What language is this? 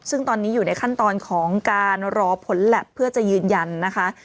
Thai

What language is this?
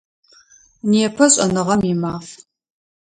Adyghe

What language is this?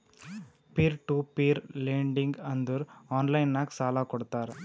Kannada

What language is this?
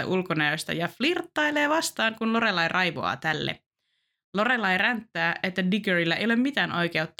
Finnish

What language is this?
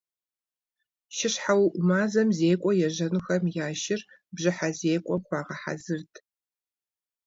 Kabardian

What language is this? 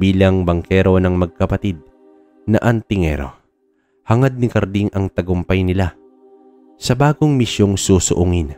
Filipino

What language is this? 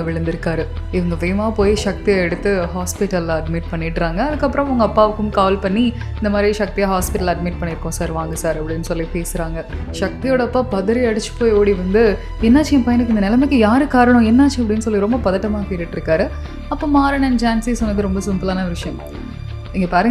Tamil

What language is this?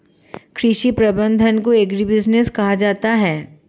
Hindi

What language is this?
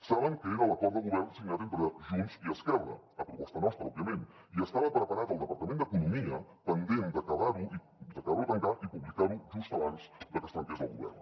Catalan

